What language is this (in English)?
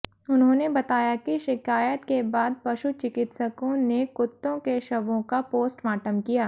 Hindi